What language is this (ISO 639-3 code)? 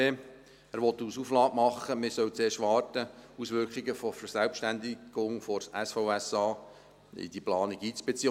gsw